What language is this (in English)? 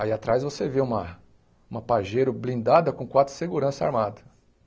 Portuguese